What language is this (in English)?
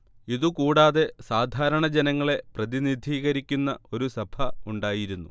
Malayalam